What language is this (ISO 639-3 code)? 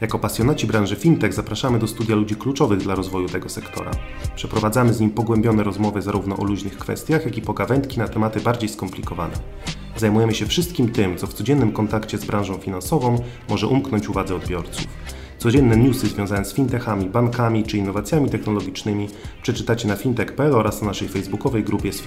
pol